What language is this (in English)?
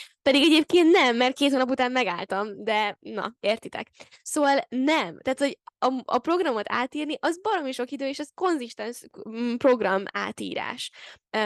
Hungarian